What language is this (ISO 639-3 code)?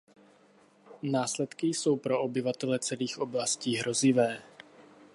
ces